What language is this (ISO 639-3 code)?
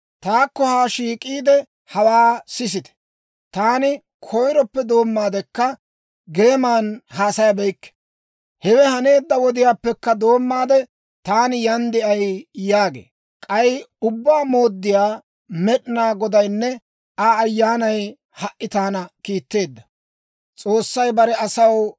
dwr